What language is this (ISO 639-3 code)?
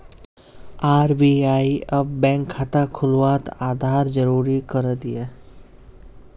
mag